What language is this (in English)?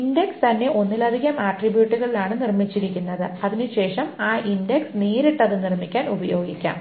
Malayalam